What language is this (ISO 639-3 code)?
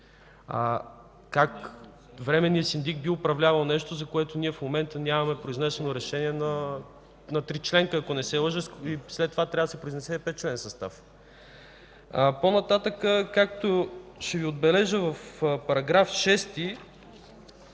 bul